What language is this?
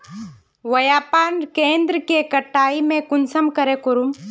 Magahi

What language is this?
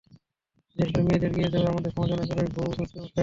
Bangla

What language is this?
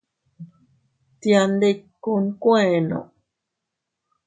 Teutila Cuicatec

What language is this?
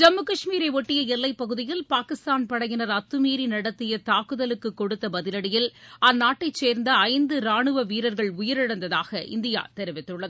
Tamil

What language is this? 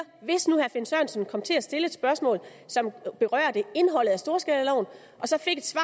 Danish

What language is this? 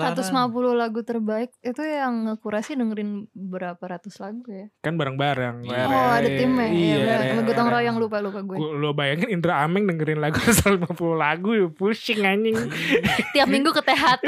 Indonesian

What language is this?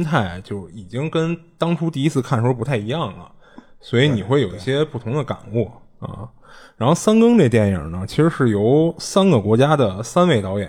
Chinese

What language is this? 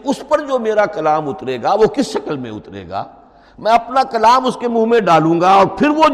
Urdu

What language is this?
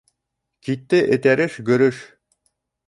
Bashkir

